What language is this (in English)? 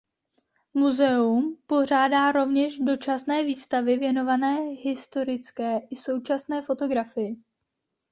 Czech